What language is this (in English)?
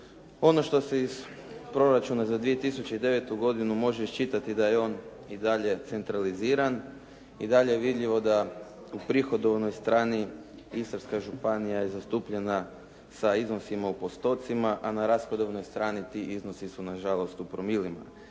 Croatian